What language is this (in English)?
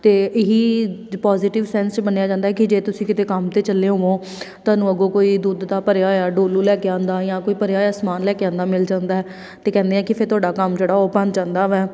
Punjabi